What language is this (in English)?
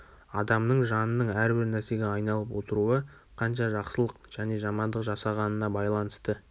Kazakh